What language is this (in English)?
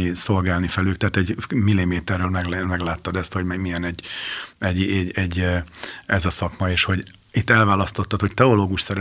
Hungarian